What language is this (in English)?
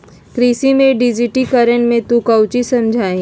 Magahi